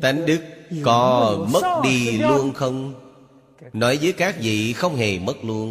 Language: Vietnamese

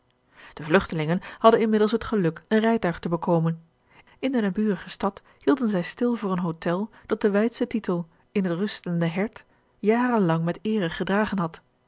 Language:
Dutch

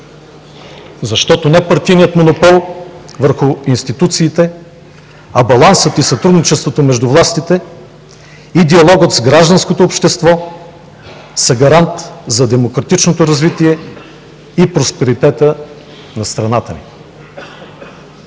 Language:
Bulgarian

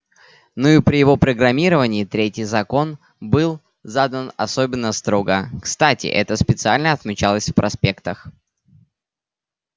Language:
Russian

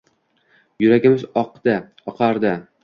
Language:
Uzbek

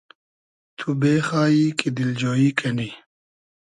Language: Hazaragi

